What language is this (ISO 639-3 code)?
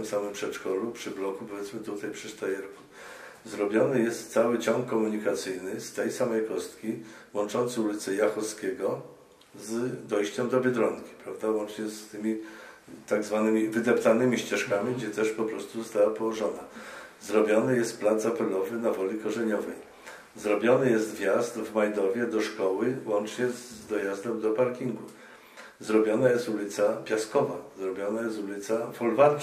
pol